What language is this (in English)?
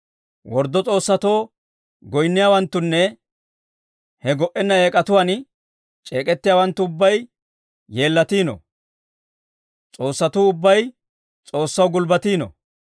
Dawro